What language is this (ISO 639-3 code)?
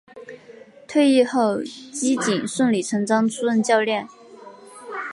zho